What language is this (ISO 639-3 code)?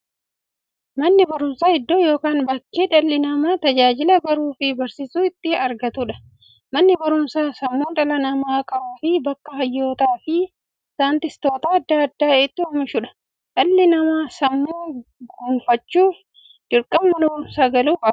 orm